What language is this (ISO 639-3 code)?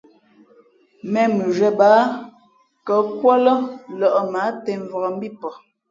fmp